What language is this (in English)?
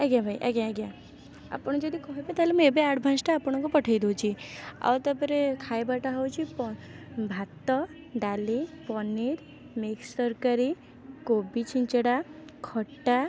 Odia